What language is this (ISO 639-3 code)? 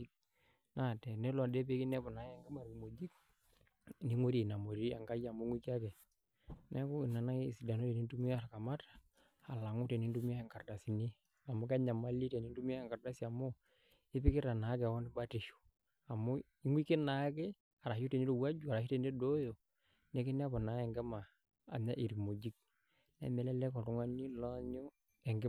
mas